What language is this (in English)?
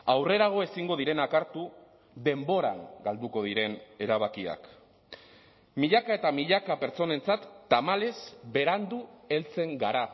Basque